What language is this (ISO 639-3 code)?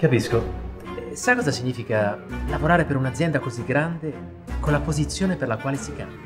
ita